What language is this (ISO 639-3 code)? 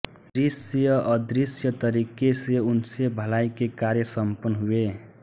hin